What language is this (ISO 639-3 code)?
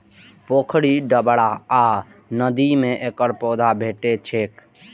mai